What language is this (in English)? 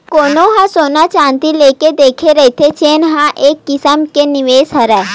Chhattisgarhi